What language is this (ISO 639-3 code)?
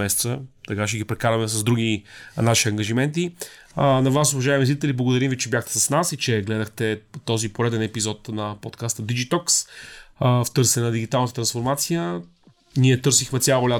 bul